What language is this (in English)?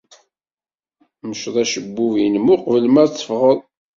Kabyle